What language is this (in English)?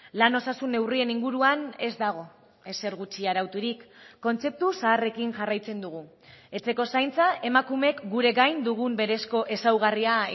Basque